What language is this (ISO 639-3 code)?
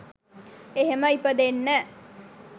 sin